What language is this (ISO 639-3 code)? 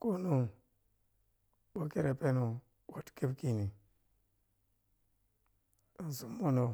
piy